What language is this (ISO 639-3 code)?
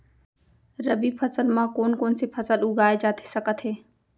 hne